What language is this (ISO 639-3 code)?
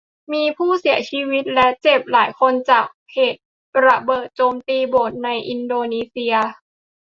tha